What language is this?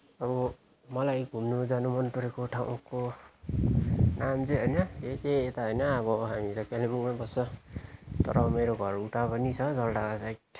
Nepali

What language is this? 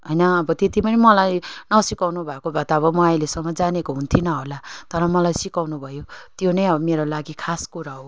Nepali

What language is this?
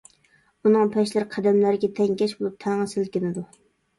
Uyghur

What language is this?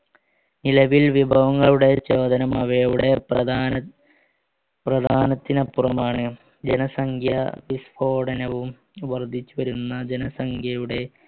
Malayalam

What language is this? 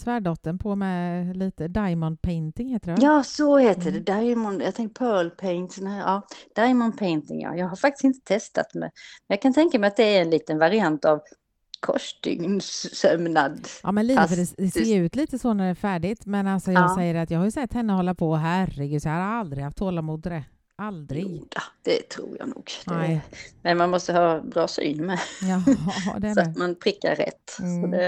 Swedish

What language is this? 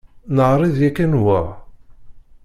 Kabyle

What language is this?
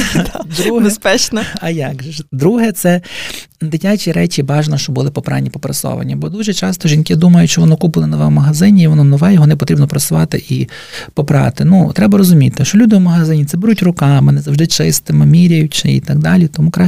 Ukrainian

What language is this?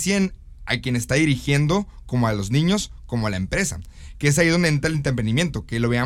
Spanish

